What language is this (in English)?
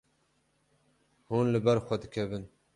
Kurdish